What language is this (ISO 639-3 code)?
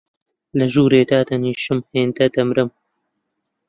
ckb